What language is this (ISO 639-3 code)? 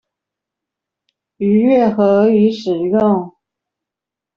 zho